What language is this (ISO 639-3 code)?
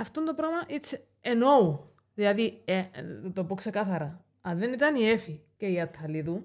ell